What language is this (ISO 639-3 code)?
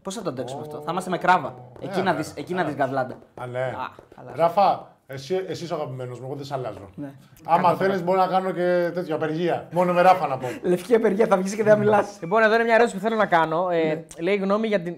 ell